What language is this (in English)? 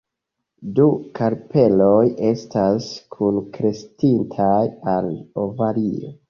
Esperanto